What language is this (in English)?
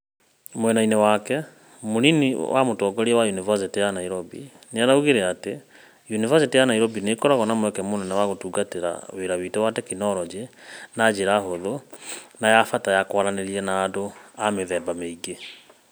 Kikuyu